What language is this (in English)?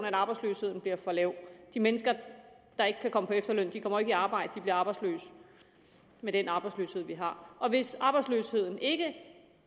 Danish